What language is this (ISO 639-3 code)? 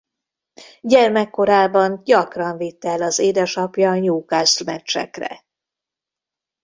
hun